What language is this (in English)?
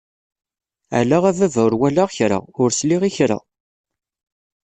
Kabyle